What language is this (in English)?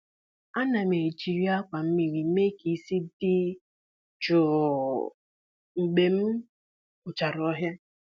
Igbo